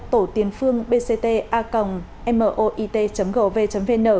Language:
Vietnamese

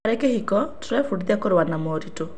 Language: Kikuyu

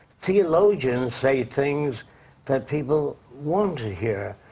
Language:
English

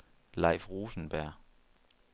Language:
Danish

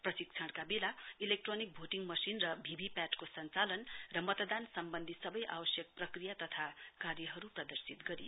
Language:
Nepali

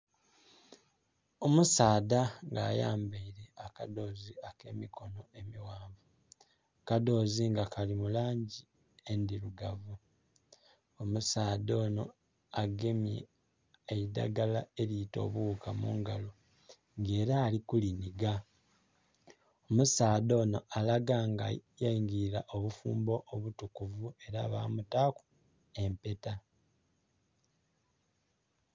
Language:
Soga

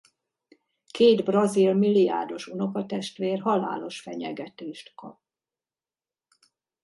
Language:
Hungarian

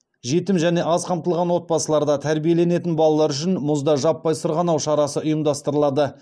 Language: Kazakh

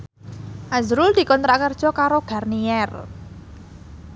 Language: Javanese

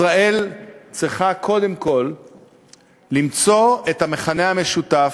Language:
Hebrew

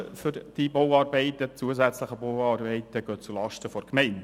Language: Swiss German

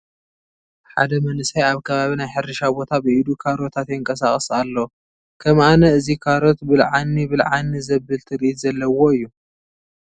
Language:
Tigrinya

